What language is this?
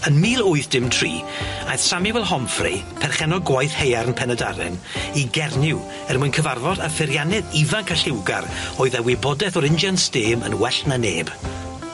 Welsh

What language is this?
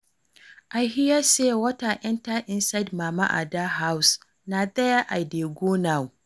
Nigerian Pidgin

